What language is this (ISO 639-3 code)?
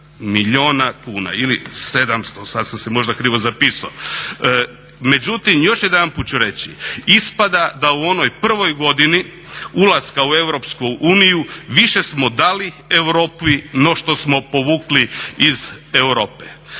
hrv